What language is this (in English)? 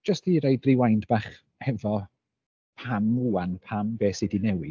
Welsh